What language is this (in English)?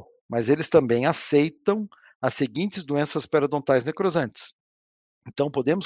Portuguese